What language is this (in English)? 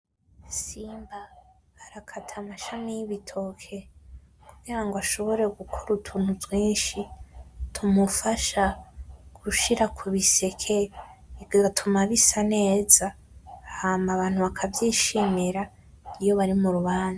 Rundi